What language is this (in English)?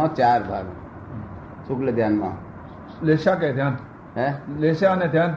Gujarati